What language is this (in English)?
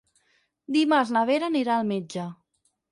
Catalan